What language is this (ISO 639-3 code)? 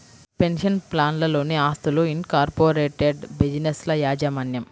tel